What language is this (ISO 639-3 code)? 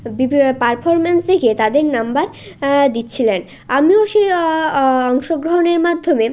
ben